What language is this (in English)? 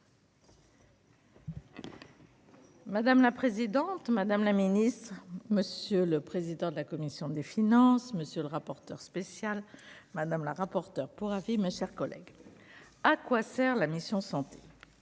French